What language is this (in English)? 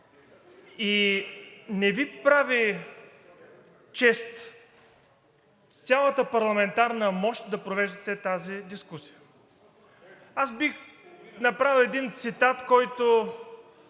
Bulgarian